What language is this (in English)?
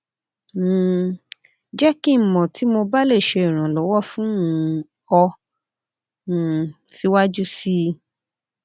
Yoruba